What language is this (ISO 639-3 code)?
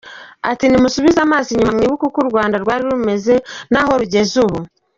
kin